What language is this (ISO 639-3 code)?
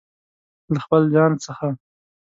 pus